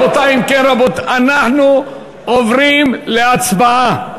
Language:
Hebrew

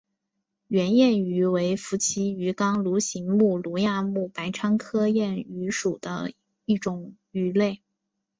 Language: Chinese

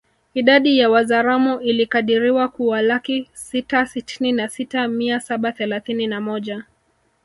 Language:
Swahili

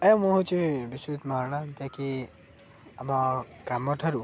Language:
Odia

